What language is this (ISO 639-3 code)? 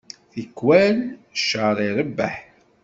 kab